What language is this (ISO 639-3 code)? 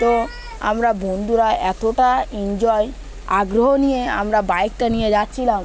ben